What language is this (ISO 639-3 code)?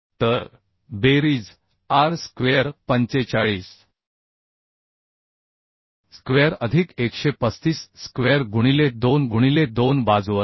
mar